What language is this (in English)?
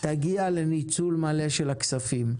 Hebrew